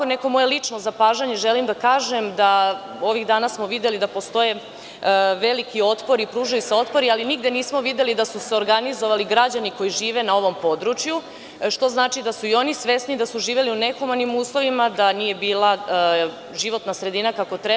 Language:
Serbian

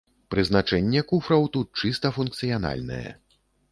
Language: Belarusian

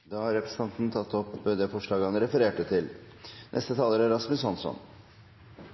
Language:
Norwegian Nynorsk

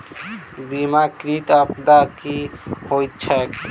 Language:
Maithili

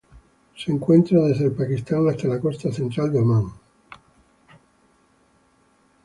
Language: Spanish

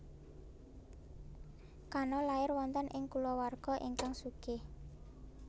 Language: Javanese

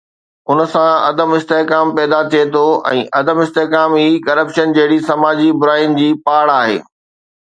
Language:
Sindhi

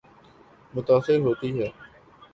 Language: Urdu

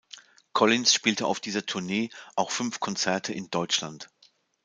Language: German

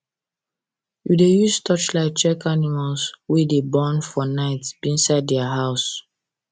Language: Nigerian Pidgin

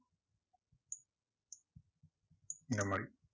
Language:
Tamil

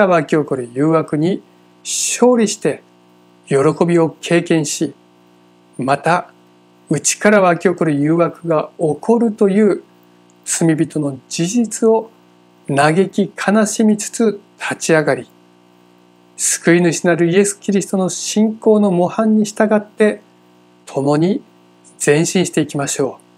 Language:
Japanese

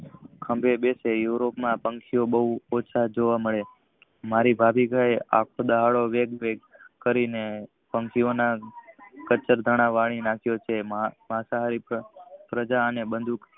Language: Gujarati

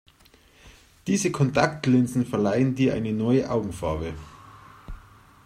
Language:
German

